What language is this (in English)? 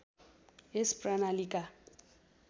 Nepali